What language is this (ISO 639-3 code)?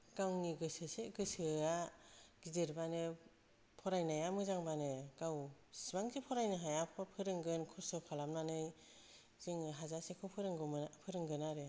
brx